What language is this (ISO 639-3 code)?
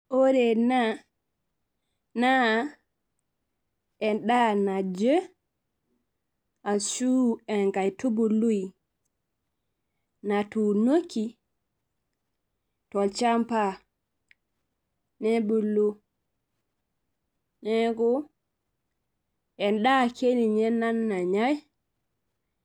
mas